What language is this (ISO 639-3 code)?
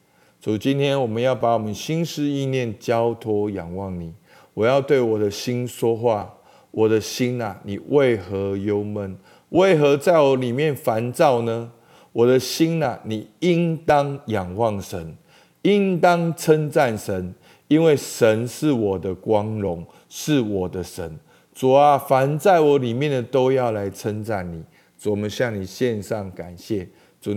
zho